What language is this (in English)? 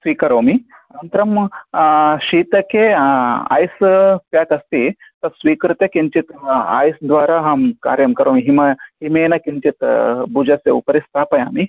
Sanskrit